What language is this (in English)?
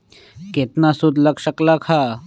Magahi